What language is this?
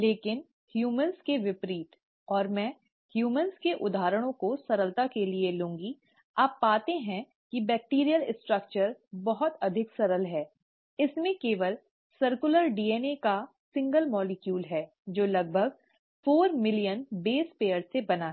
Hindi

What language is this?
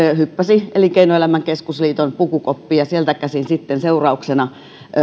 Finnish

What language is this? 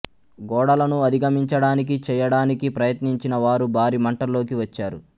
Telugu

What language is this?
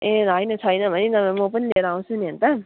Nepali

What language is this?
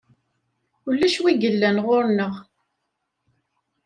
Kabyle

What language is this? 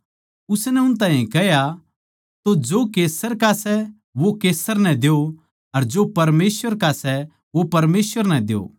Haryanvi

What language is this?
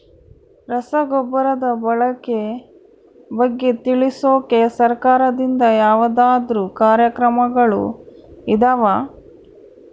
Kannada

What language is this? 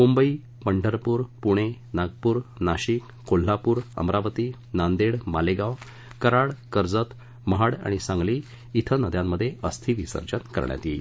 Marathi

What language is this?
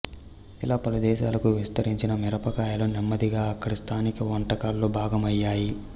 Telugu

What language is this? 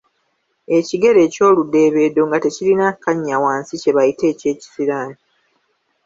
Ganda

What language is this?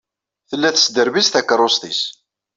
Kabyle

